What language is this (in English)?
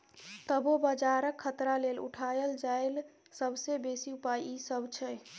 Maithili